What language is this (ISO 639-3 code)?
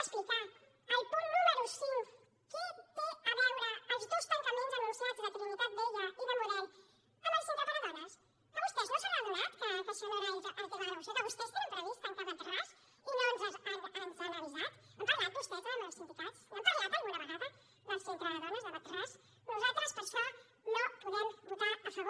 cat